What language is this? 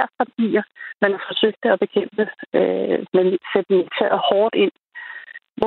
Danish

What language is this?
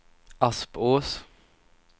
Swedish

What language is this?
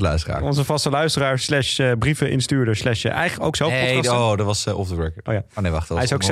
Dutch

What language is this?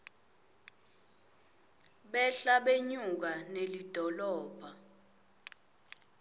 Swati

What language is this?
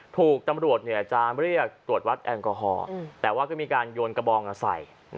Thai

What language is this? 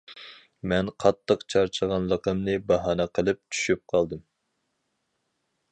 Uyghur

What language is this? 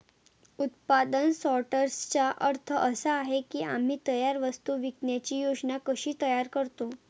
Marathi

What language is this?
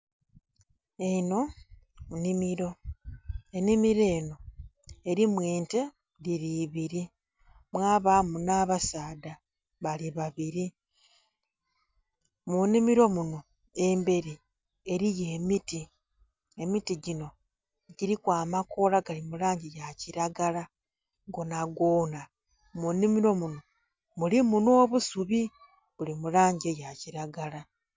Soga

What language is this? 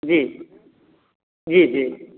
Maithili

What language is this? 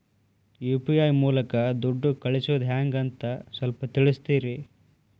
Kannada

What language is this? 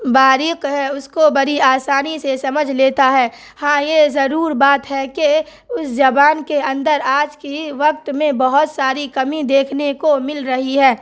Urdu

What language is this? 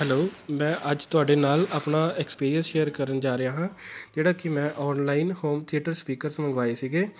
Punjabi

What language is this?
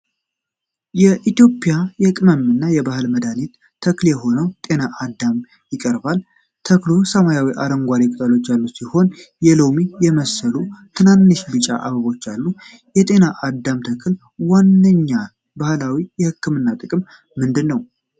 Amharic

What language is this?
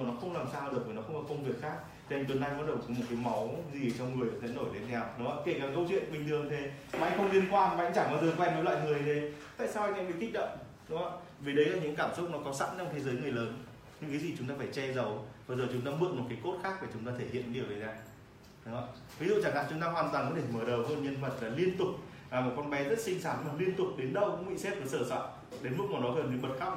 Vietnamese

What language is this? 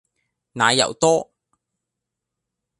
Cantonese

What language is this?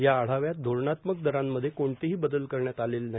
Marathi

